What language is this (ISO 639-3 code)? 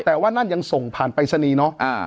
tha